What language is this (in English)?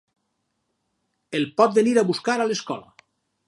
Catalan